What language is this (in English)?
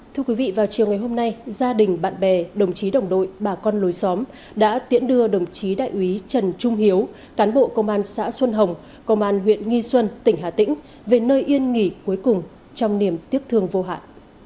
Vietnamese